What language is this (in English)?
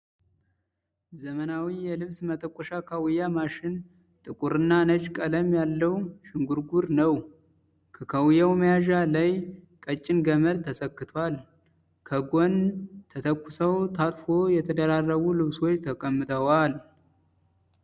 Amharic